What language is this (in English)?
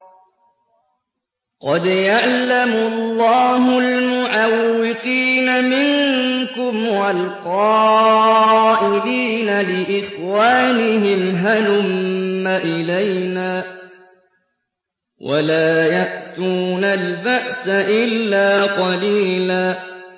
Arabic